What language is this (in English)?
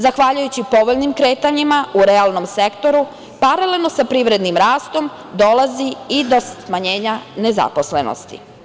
Serbian